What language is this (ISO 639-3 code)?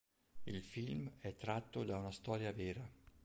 ita